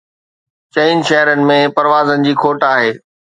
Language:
Sindhi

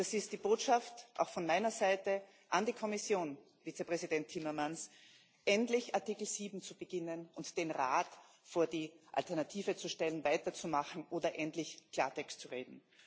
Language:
German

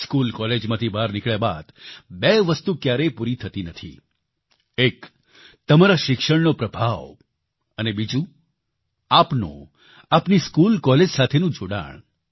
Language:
Gujarati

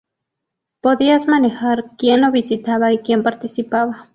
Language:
Spanish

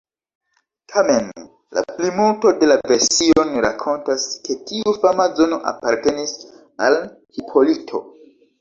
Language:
Esperanto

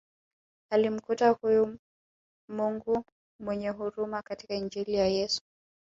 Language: Swahili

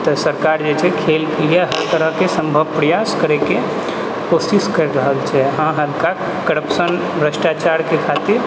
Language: Maithili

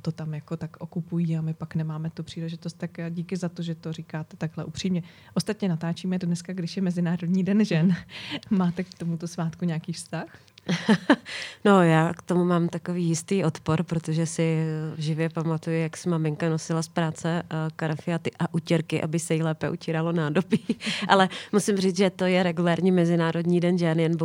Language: Czech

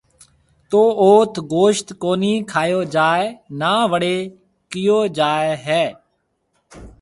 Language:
Marwari (Pakistan)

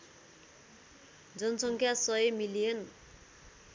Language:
Nepali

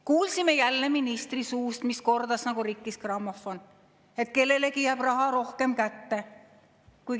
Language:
Estonian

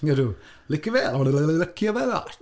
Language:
Welsh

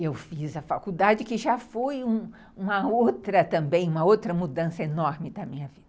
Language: Portuguese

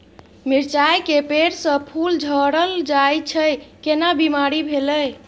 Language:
Maithili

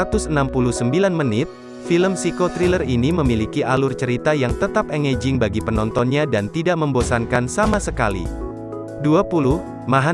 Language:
Indonesian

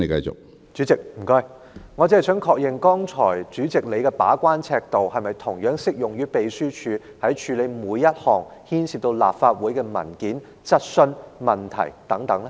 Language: Cantonese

